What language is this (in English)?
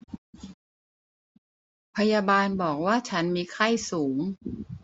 Thai